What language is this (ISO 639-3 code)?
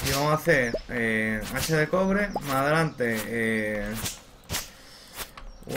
spa